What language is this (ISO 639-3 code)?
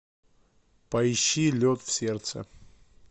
rus